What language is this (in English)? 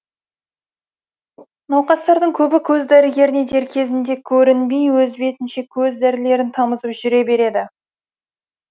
Kazakh